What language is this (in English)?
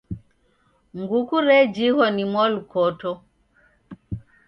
Taita